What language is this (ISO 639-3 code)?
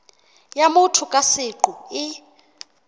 sot